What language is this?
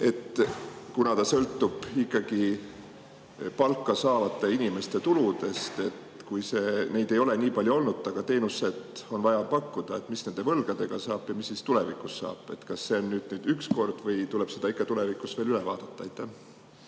Estonian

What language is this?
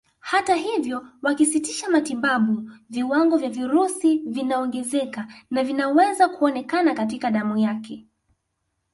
Swahili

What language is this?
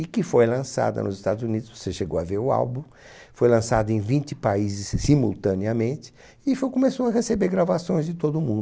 Portuguese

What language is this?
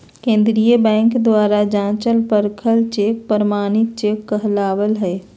Magahi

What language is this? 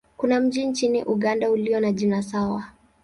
Swahili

